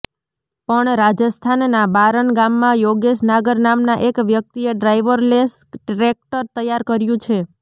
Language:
Gujarati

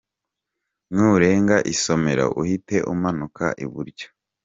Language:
Kinyarwanda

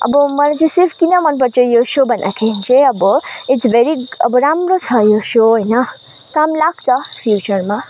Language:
Nepali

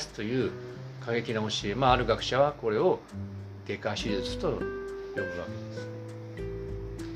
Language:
Japanese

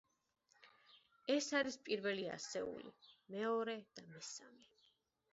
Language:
Georgian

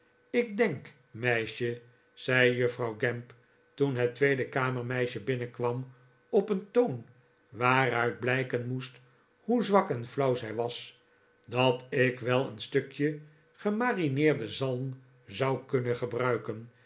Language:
Dutch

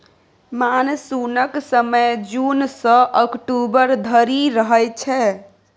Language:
Maithili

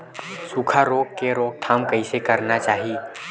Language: Chhattisgarhi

